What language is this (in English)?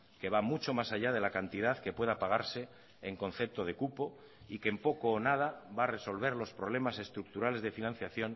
Spanish